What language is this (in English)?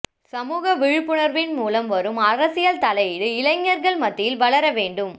Tamil